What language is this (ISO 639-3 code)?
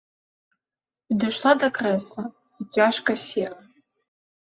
bel